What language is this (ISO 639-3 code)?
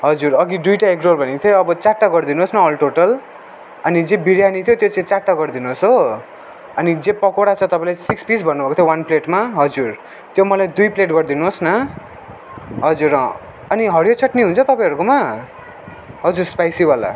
nep